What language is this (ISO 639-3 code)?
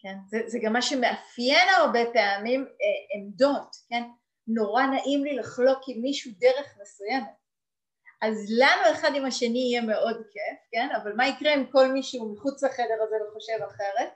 heb